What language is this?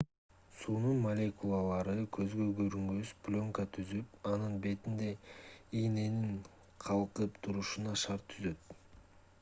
Kyrgyz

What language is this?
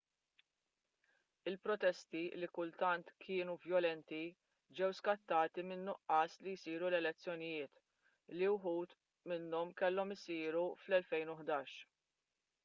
Maltese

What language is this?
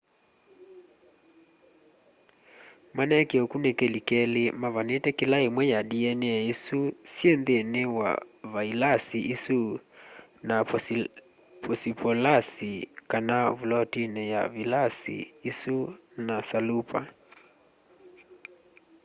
Kamba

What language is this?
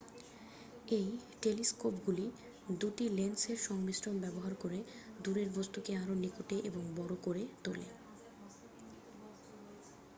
Bangla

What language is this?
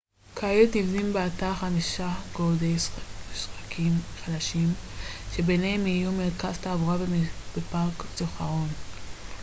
Hebrew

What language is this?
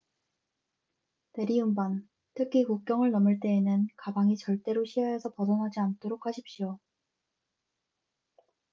Korean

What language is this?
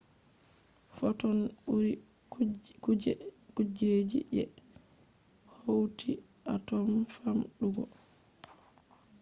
Fula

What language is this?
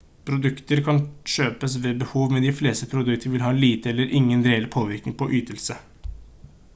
Norwegian Bokmål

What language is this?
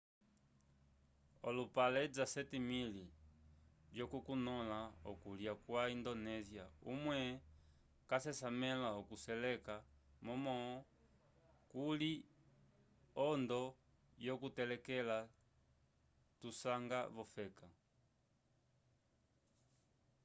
Umbundu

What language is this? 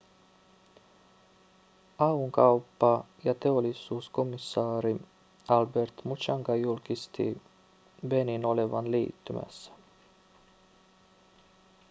Finnish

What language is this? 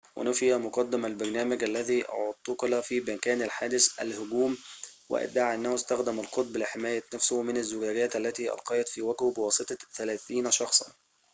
Arabic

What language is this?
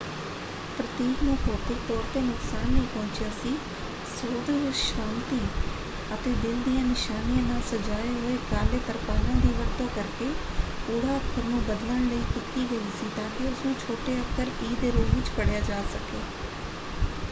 Punjabi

